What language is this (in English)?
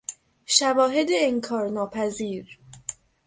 Persian